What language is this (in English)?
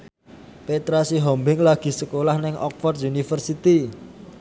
Javanese